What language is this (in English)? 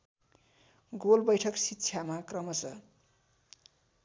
Nepali